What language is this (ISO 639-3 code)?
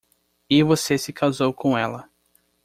por